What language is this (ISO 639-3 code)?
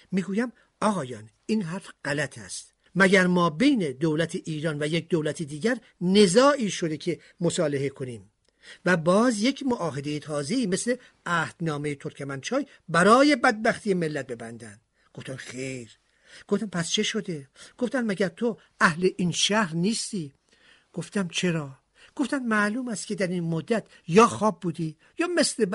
fas